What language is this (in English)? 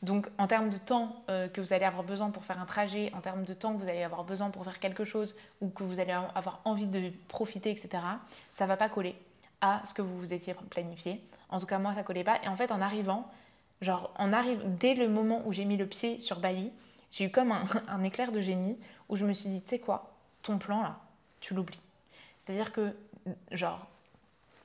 French